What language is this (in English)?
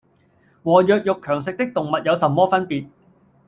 Cantonese